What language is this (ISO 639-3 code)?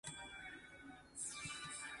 nan